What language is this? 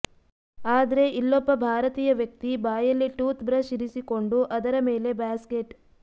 Kannada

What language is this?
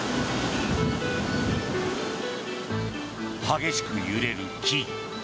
Japanese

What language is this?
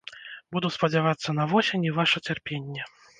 Belarusian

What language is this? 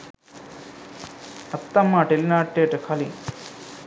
Sinhala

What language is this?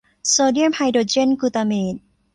Thai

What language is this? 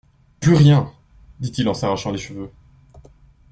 French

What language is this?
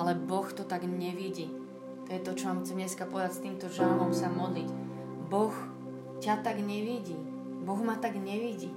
Slovak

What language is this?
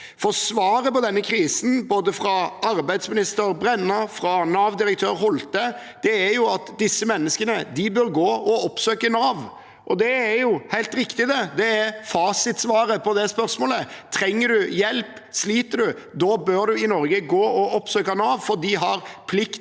Norwegian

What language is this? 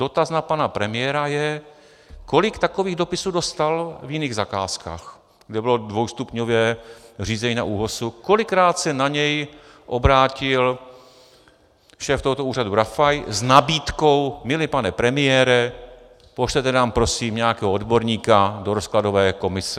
Czech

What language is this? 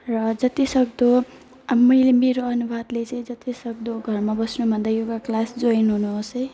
Nepali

